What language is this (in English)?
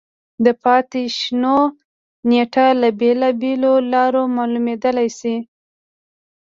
Pashto